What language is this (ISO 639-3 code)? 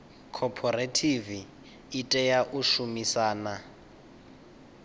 ven